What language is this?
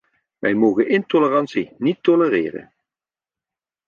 Dutch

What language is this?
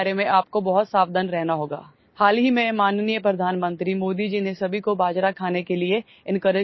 English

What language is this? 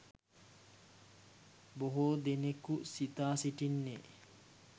Sinhala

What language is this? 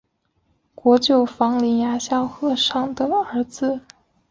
Chinese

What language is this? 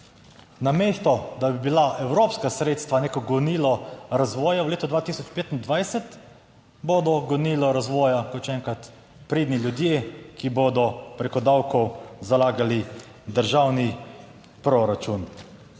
Slovenian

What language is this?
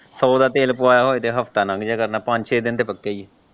Punjabi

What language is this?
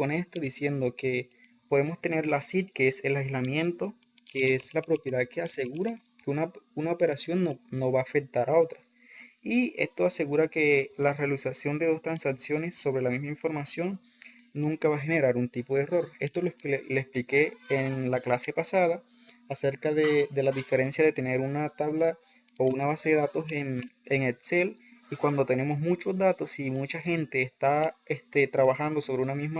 Spanish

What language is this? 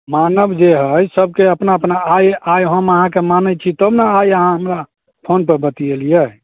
Maithili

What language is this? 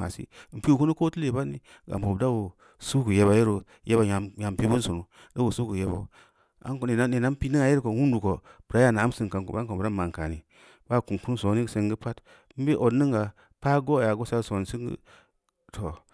Samba Leko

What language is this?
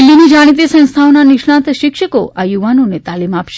Gujarati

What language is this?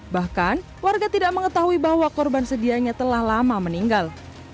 Indonesian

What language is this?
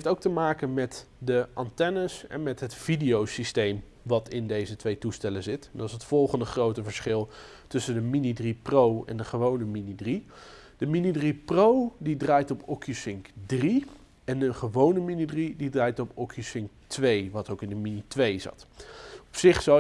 Dutch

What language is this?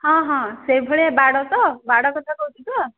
Odia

